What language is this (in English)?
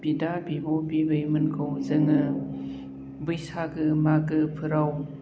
Bodo